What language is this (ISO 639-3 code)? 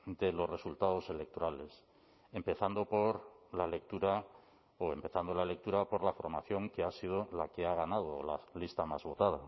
spa